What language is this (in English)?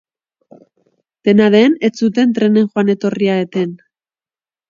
Basque